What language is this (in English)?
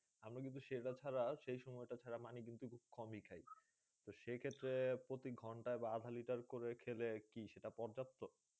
Bangla